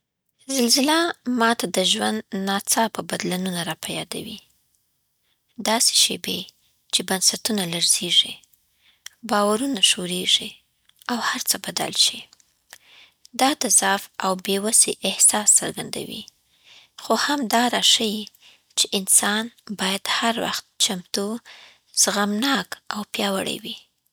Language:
Southern Pashto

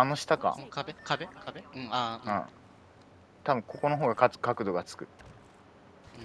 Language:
Japanese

